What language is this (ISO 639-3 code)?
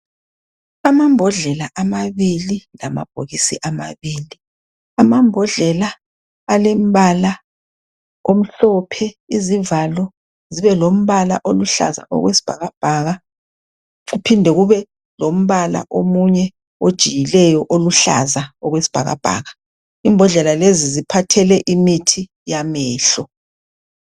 nde